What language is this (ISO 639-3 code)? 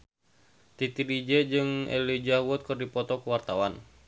sun